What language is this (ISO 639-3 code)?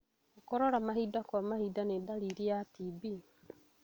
kik